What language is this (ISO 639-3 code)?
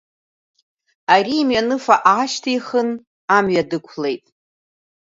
abk